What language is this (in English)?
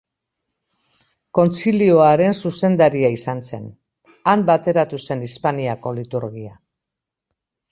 Basque